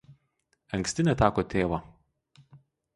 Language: Lithuanian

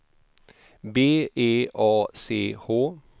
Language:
Swedish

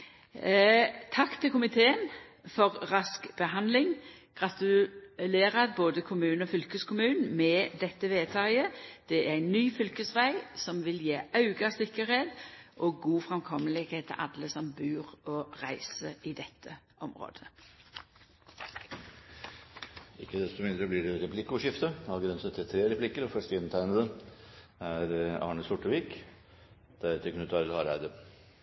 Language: Norwegian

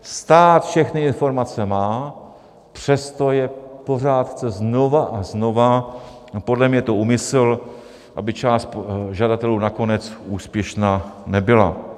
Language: Czech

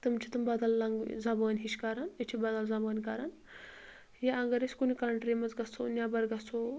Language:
Kashmiri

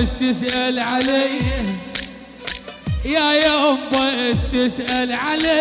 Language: Arabic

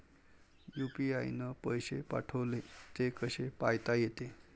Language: Marathi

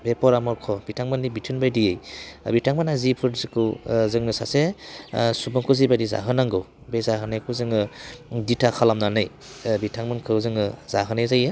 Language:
Bodo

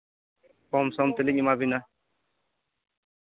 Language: Santali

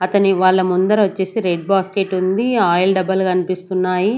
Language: Telugu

